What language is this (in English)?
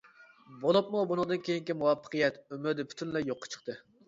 Uyghur